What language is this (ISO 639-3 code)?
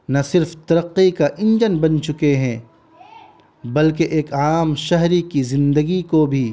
urd